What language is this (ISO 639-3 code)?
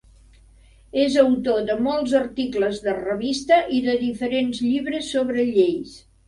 cat